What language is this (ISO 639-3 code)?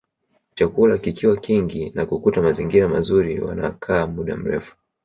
swa